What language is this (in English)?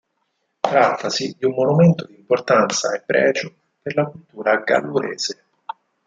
Italian